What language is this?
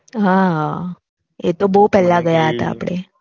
Gujarati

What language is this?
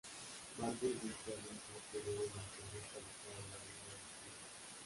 Spanish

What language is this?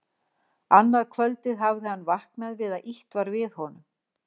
Icelandic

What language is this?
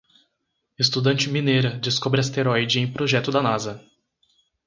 Portuguese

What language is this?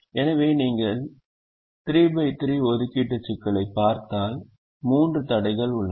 Tamil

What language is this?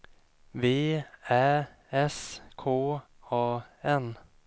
Swedish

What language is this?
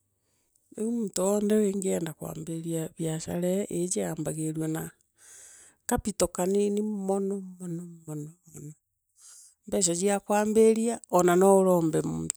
Meru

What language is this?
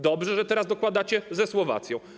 Polish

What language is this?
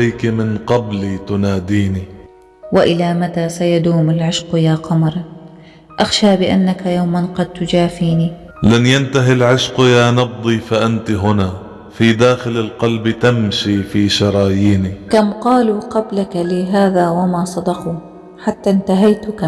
Arabic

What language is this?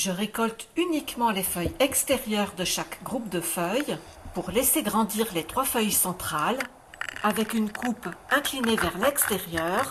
French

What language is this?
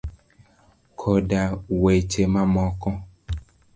Luo (Kenya and Tanzania)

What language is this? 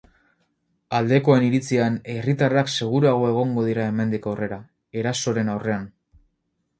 Basque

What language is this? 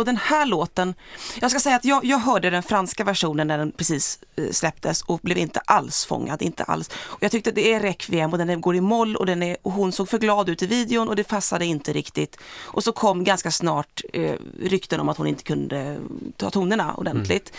Swedish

